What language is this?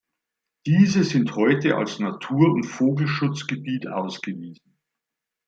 German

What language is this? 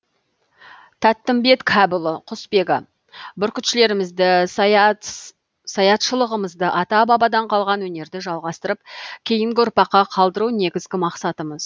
Kazakh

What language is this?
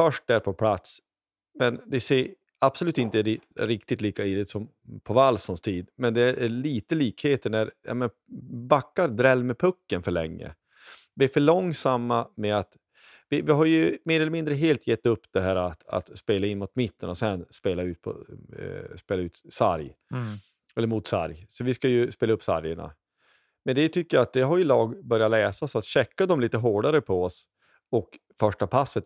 Swedish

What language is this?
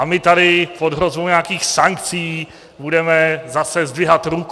Czech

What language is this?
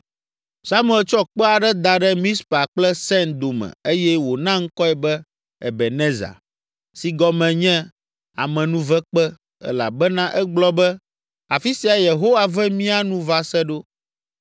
Ewe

